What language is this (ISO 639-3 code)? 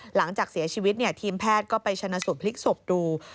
tha